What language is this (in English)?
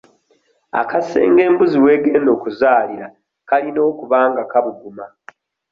Ganda